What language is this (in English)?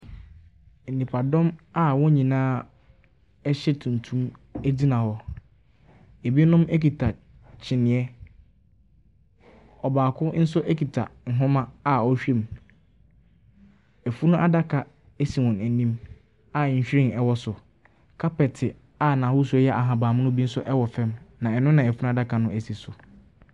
Akan